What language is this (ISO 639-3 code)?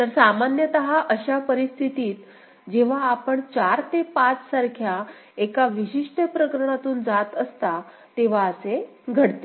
mar